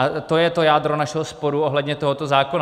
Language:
Czech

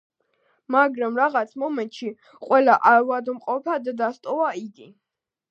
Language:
Georgian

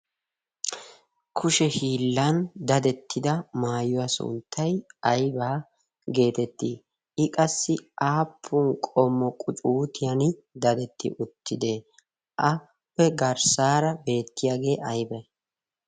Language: Wolaytta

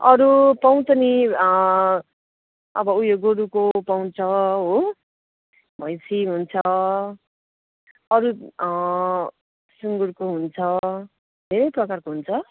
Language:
Nepali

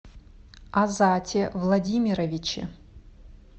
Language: Russian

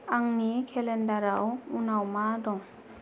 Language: Bodo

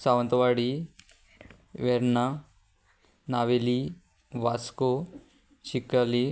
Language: Konkani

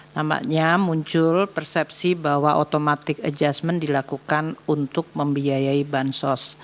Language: Indonesian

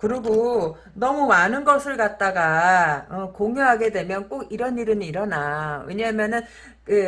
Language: Korean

